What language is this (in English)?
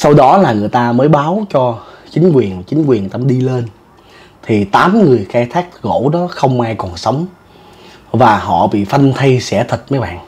Vietnamese